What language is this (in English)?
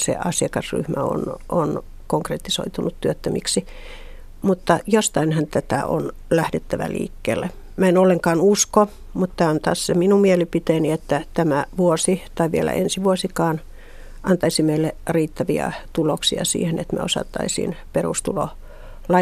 Finnish